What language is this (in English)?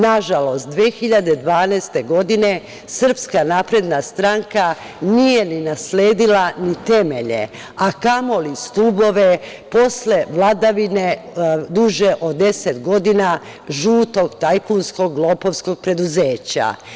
Serbian